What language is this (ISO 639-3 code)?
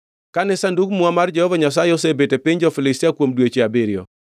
luo